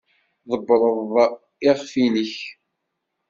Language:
Kabyle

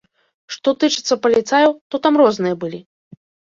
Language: Belarusian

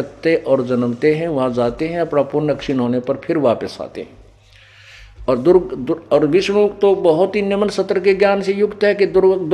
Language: Hindi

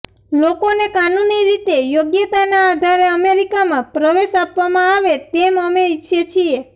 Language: Gujarati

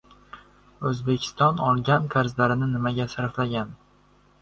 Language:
Uzbek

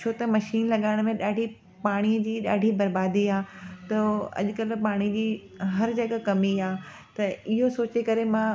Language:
Sindhi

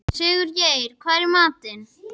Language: Icelandic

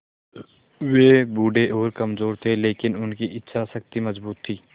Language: Hindi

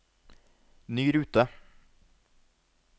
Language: Norwegian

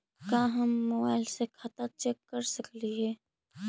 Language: Magahi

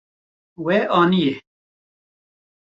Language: Kurdish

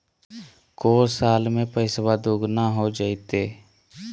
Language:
Magahi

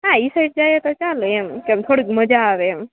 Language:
Gujarati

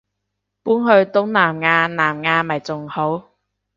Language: Cantonese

